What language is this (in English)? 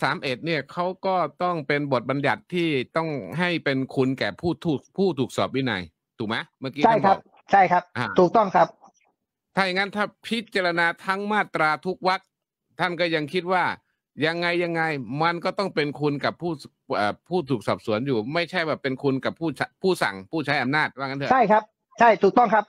Thai